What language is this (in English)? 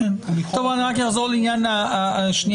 Hebrew